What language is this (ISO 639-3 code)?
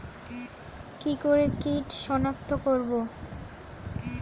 ben